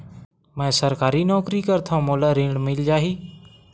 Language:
Chhattisgarhi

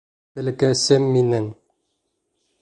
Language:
Bashkir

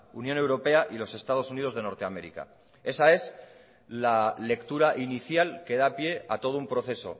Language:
Spanish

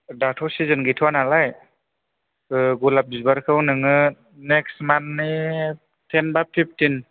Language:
Bodo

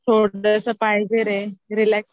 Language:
Marathi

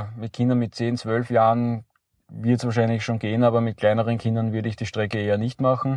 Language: German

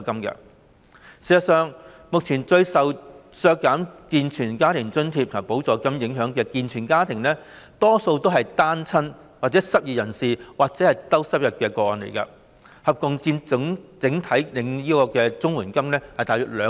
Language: Cantonese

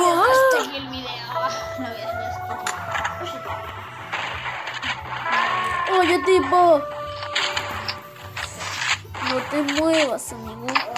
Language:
Spanish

